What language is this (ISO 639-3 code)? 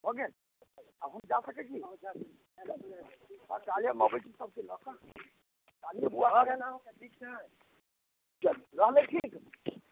mai